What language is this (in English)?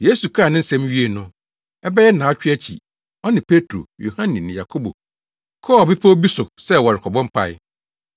Akan